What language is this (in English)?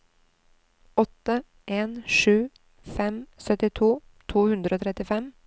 Norwegian